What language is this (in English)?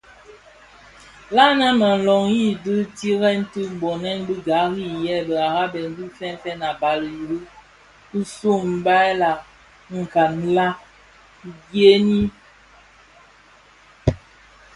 Bafia